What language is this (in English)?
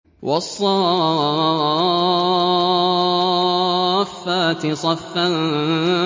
Arabic